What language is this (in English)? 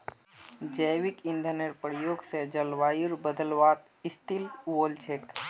Magahi